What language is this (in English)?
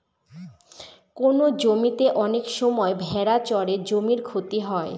Bangla